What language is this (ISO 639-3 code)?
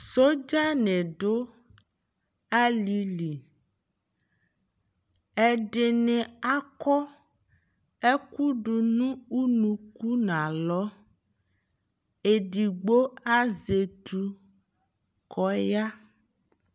kpo